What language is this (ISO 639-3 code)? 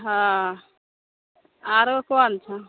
mai